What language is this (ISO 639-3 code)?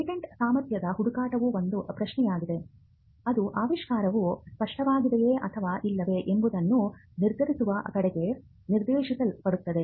kan